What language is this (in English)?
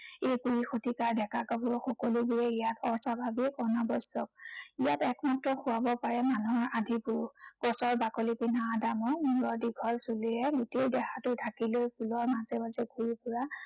Assamese